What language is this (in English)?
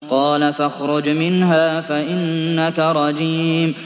Arabic